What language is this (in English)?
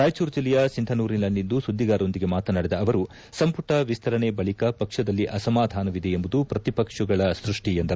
Kannada